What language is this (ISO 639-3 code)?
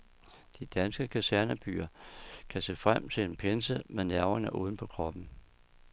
dan